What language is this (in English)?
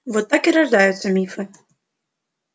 Russian